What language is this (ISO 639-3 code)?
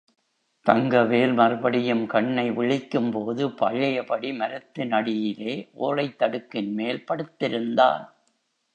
tam